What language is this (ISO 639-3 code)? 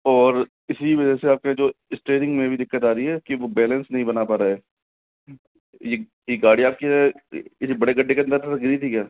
hin